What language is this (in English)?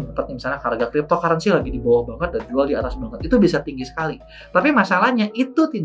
Indonesian